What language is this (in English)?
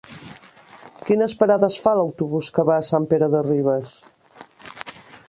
Catalan